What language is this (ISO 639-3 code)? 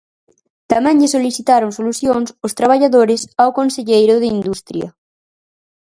glg